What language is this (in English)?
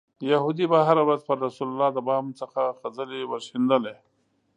Pashto